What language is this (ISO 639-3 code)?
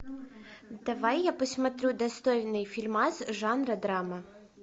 rus